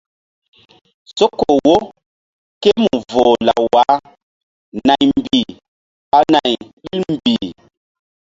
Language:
Mbum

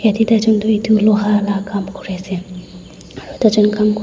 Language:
Naga Pidgin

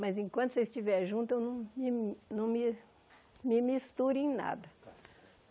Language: Portuguese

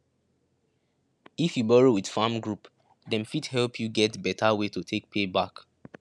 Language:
Nigerian Pidgin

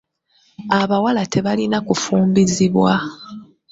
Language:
Ganda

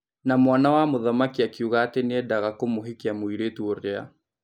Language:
Kikuyu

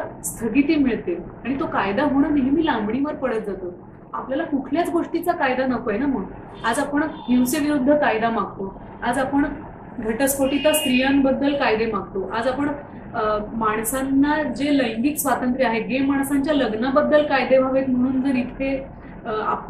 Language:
Russian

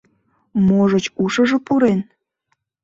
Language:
Mari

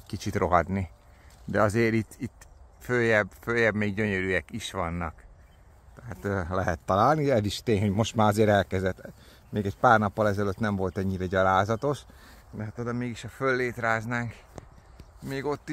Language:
Hungarian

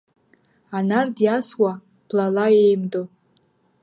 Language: Abkhazian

